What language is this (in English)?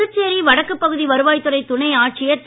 Tamil